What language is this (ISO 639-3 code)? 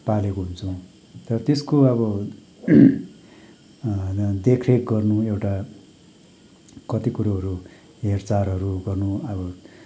nep